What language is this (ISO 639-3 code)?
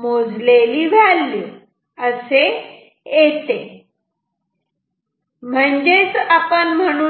mar